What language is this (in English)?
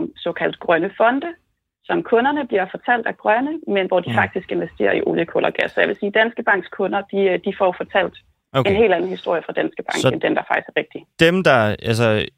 Danish